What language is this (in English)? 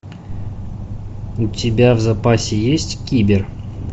Russian